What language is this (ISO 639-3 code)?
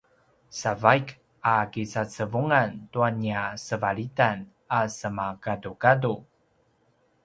pwn